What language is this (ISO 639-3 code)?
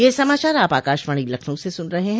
hin